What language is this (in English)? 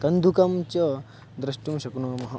Sanskrit